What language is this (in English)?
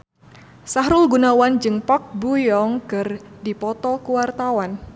Sundanese